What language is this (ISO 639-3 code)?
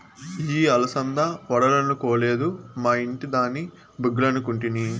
tel